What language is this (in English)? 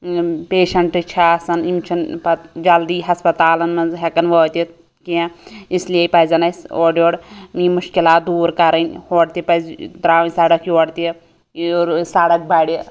Kashmiri